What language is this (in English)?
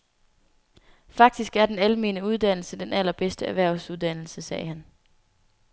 Danish